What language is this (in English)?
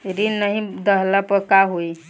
Bhojpuri